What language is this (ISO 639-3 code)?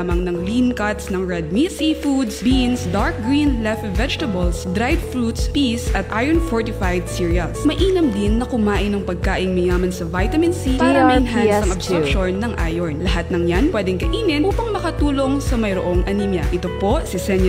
fil